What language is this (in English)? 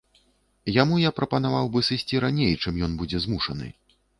Belarusian